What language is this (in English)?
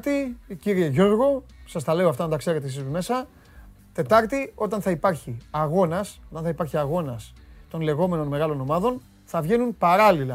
Greek